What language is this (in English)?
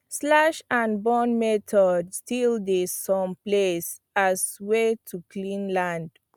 Nigerian Pidgin